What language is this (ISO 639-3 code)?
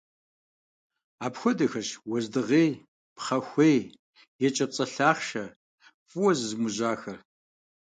kbd